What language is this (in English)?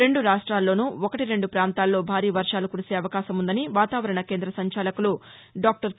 Telugu